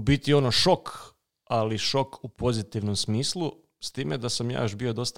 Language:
Croatian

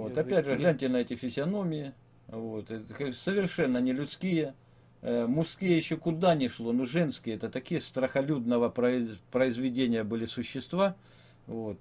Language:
Russian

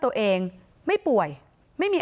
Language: Thai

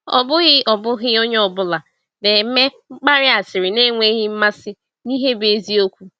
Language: Igbo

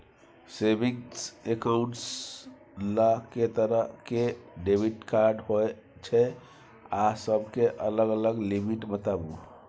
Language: Maithili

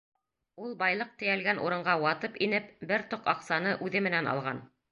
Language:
Bashkir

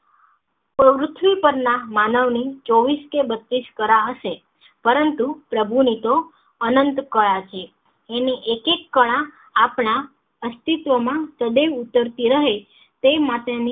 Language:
Gujarati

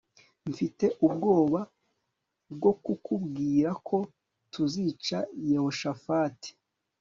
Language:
Kinyarwanda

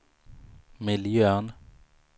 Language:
Swedish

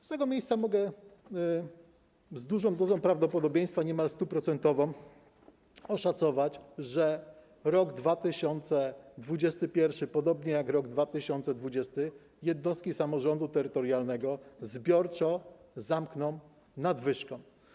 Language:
Polish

